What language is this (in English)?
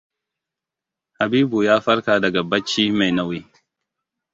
Hausa